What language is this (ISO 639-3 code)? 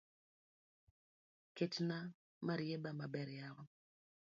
luo